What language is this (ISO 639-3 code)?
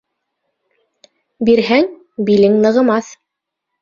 bak